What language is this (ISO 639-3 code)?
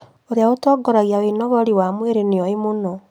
kik